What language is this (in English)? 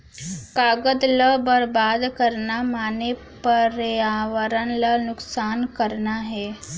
Chhattisgarhi